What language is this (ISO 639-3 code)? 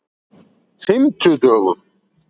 isl